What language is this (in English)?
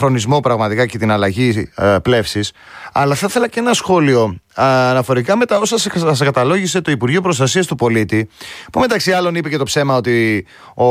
Greek